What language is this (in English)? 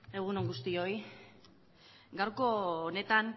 Basque